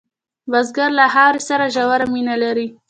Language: Pashto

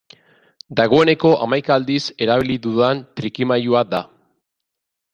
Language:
Basque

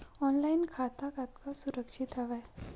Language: Chhattisgarhi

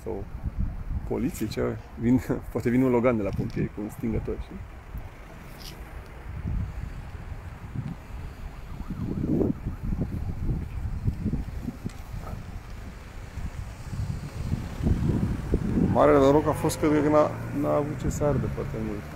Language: Romanian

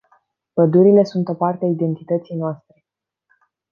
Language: Romanian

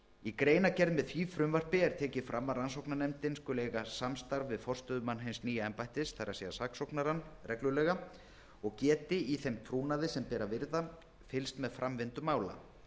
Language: Icelandic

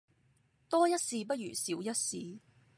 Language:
Cantonese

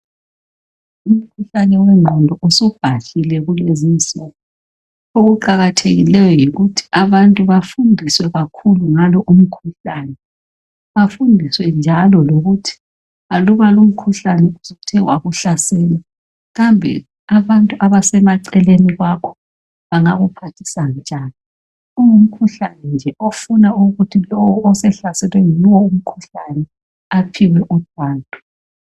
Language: North Ndebele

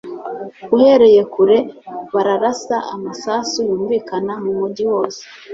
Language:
Kinyarwanda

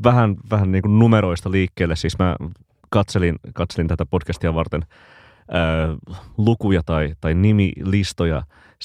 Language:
Finnish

